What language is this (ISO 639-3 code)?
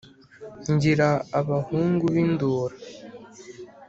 kin